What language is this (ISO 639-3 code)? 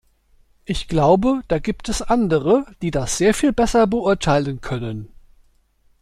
deu